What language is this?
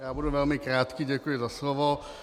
Czech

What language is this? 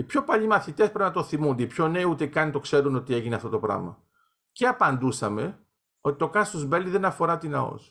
Greek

